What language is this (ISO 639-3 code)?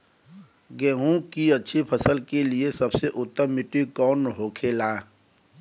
bho